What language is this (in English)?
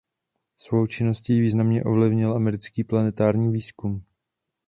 Czech